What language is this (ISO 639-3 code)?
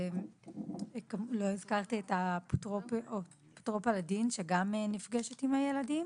heb